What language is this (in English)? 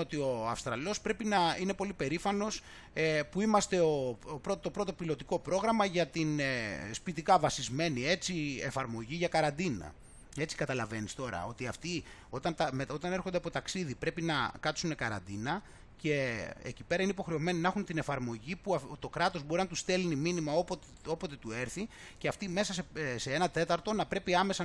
Greek